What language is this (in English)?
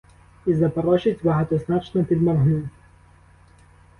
Ukrainian